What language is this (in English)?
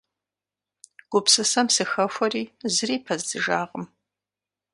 Kabardian